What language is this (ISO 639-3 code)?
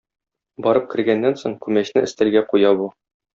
tat